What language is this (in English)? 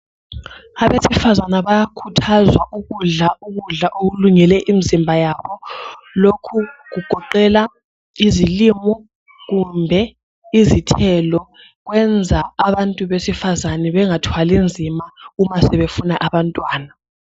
North Ndebele